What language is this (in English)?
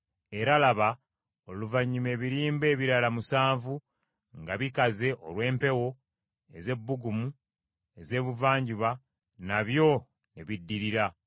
Ganda